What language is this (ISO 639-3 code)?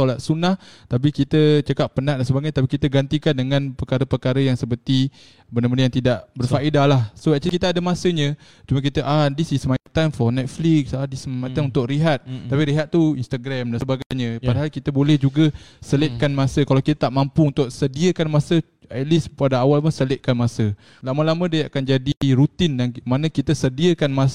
msa